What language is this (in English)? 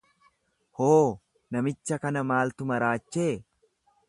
Oromo